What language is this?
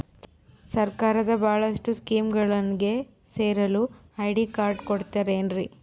Kannada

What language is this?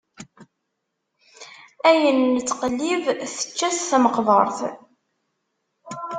Kabyle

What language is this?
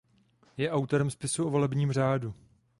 Czech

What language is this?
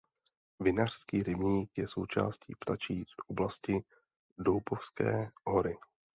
Czech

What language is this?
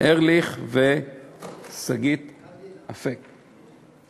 Hebrew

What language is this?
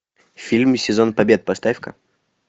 Russian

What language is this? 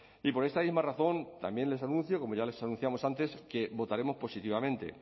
Spanish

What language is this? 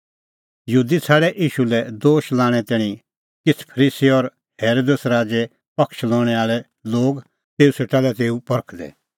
Kullu Pahari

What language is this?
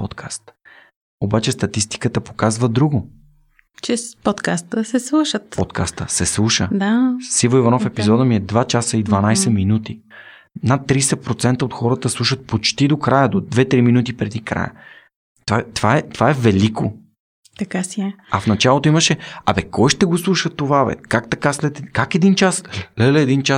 Bulgarian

